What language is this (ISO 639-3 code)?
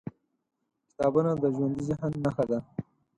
pus